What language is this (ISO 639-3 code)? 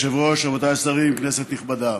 heb